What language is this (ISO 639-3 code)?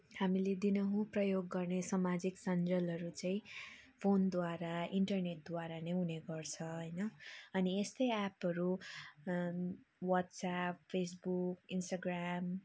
nep